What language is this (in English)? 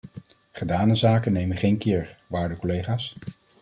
Dutch